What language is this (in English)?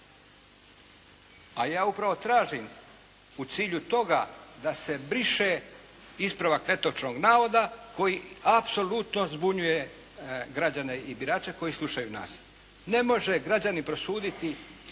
Croatian